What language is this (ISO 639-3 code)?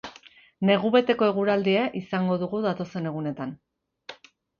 eus